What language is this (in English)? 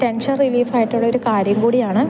Malayalam